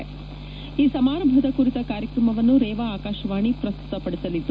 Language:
Kannada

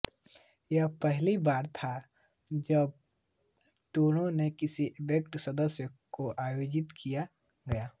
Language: Hindi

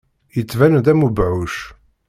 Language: Kabyle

